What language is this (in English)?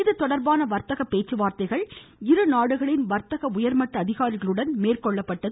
Tamil